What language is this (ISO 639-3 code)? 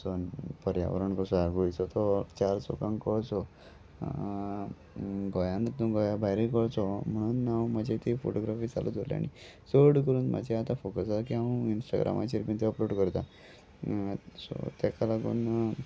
kok